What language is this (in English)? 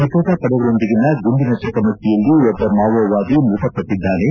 Kannada